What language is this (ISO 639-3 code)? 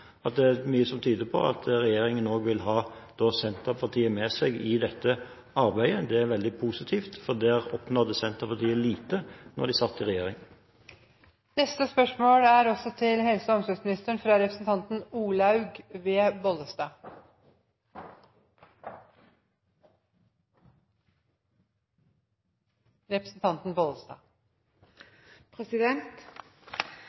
nob